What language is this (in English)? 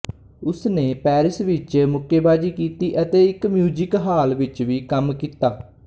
Punjabi